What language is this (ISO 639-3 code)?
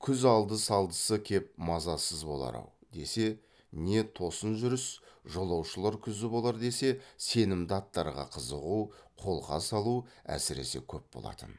kaz